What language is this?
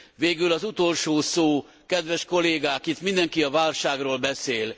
Hungarian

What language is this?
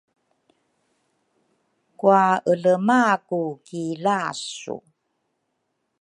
Rukai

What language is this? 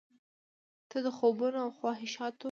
Pashto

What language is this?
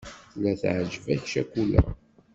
Kabyle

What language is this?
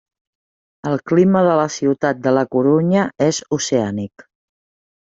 Catalan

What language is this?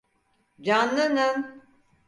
Turkish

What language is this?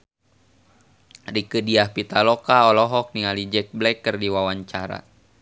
Sundanese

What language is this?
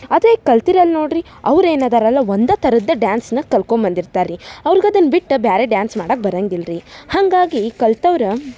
Kannada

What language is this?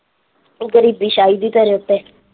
Punjabi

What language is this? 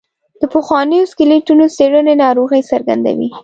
Pashto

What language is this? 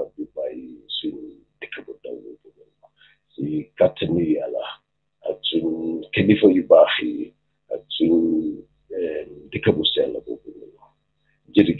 French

